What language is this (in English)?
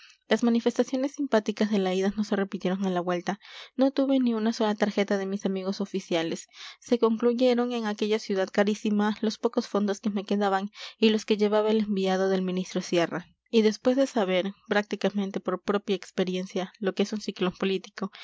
Spanish